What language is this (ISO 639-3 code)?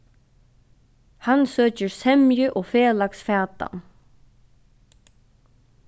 fao